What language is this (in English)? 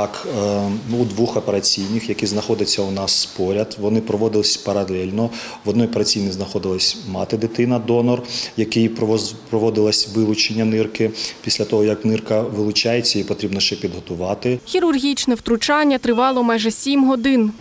Ukrainian